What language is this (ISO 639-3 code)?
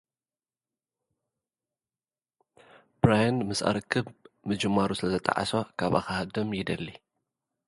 tir